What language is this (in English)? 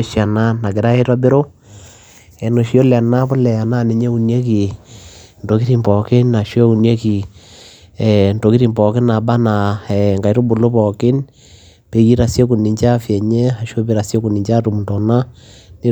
Masai